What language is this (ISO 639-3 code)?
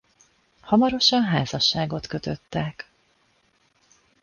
hun